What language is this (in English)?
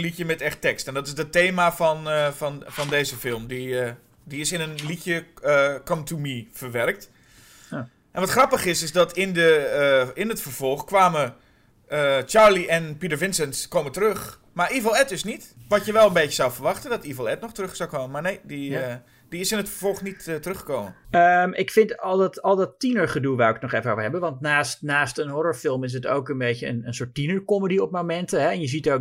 Dutch